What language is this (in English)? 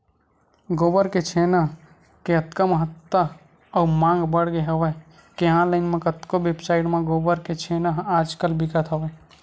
Chhattisgarhi